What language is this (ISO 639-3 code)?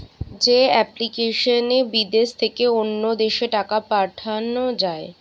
ben